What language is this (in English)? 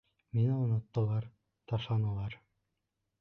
Bashkir